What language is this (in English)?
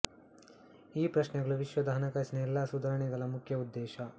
Kannada